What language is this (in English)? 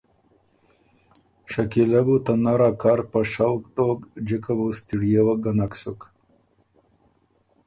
Ormuri